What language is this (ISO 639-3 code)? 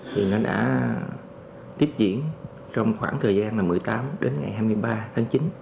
vie